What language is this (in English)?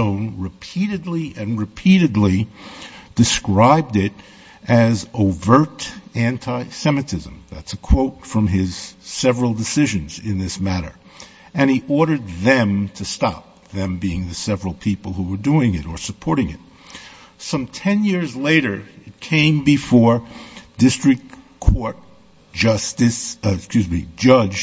English